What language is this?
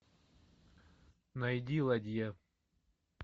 Russian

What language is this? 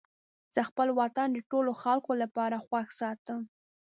Pashto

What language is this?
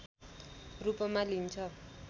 Nepali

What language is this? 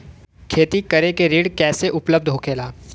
Bhojpuri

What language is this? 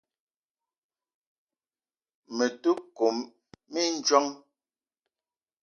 Eton (Cameroon)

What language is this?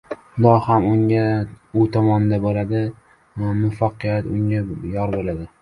Uzbek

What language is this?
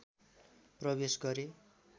Nepali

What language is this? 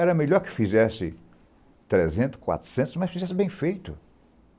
Portuguese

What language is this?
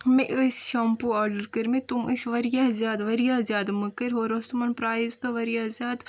Kashmiri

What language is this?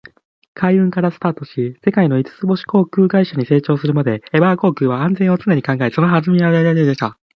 Japanese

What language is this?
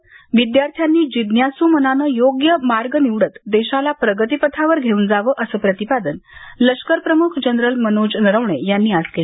Marathi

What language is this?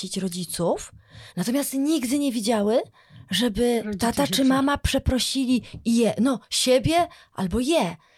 Polish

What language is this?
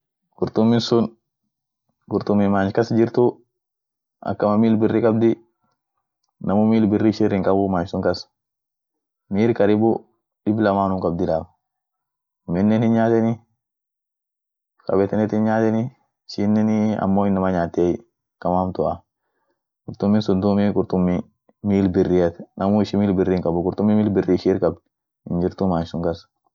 Orma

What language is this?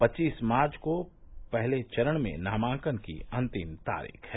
Hindi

